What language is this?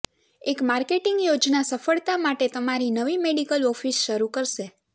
Gujarati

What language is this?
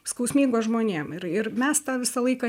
Lithuanian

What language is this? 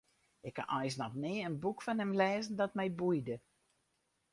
Western Frisian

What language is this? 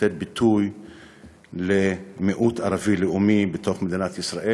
Hebrew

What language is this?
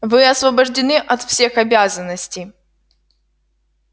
Russian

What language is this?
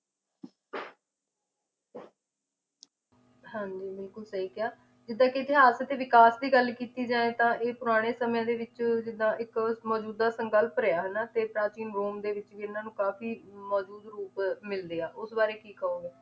Punjabi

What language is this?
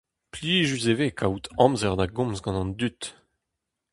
Breton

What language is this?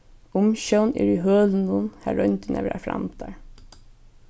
Faroese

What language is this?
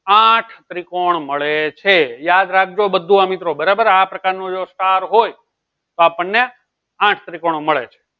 Gujarati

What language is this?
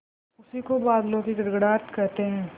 Hindi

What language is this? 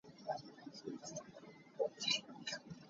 Hakha Chin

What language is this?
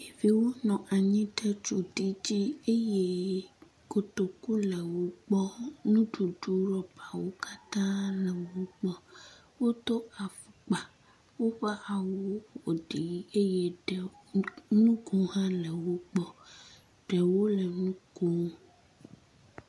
Ewe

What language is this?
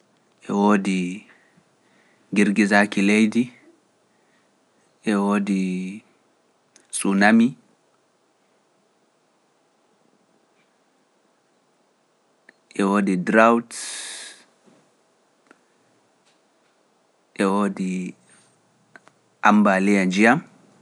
Pular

